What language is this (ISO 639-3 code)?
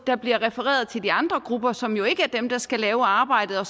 dan